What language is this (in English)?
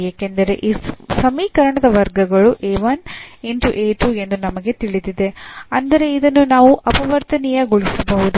Kannada